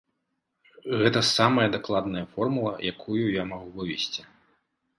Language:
Belarusian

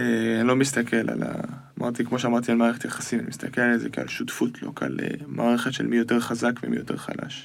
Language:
Hebrew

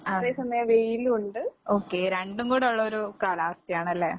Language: Malayalam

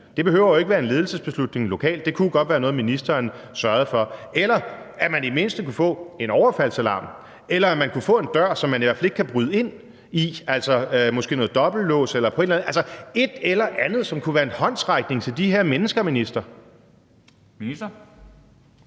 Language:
Danish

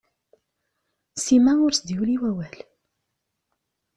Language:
Kabyle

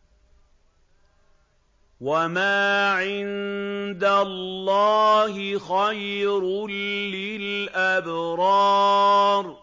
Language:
Arabic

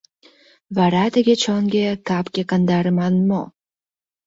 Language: Mari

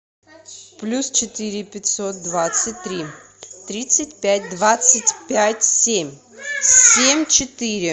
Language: Russian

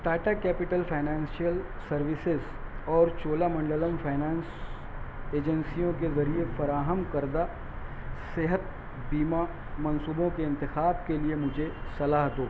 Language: Urdu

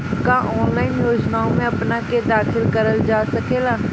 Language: Bhojpuri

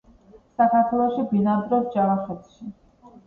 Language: Georgian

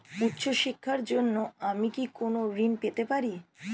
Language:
Bangla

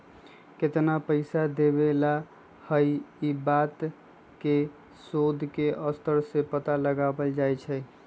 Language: Magahi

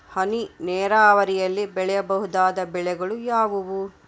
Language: Kannada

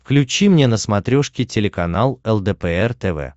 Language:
Russian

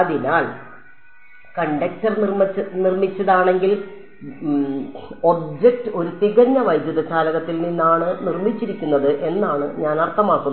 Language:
Malayalam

